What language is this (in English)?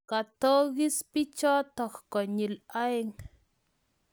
Kalenjin